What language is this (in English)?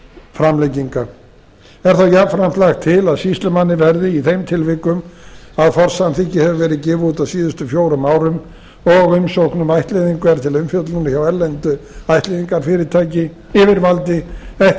Icelandic